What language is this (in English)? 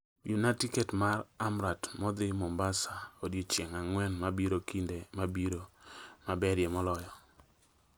Luo (Kenya and Tanzania)